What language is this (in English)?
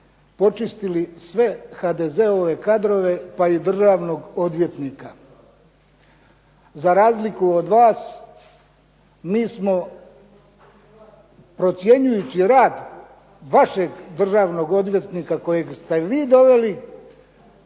Croatian